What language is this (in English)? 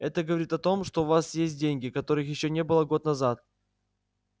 Russian